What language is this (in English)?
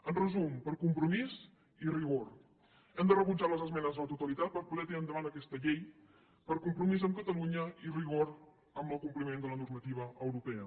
Catalan